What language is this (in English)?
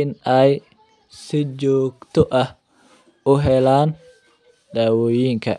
Somali